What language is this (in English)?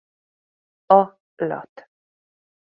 Hungarian